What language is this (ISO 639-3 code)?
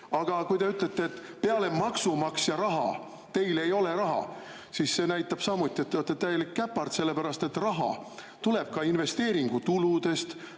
est